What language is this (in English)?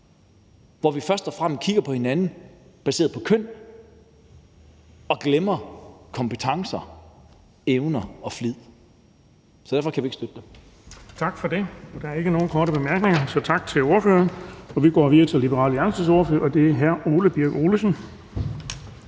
Danish